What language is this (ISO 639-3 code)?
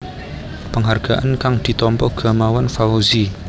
jav